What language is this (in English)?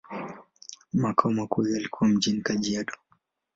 Swahili